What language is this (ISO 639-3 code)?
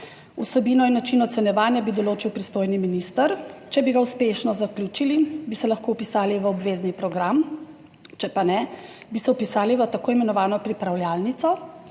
slv